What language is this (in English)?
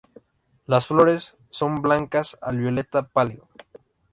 Spanish